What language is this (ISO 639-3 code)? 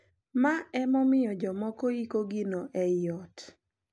luo